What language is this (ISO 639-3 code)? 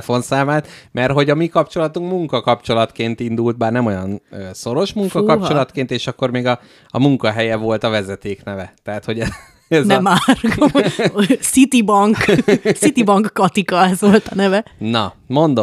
hun